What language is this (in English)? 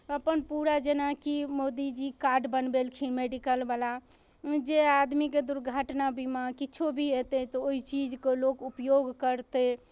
Maithili